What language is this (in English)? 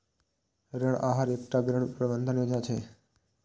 Maithili